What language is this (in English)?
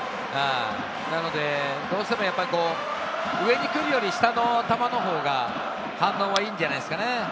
Japanese